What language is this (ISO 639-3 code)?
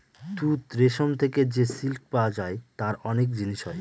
ben